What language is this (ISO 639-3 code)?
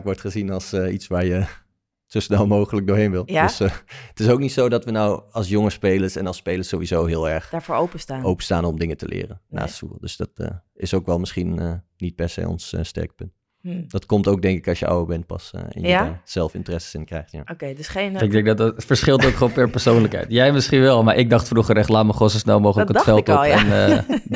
nld